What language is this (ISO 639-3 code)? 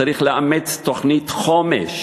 heb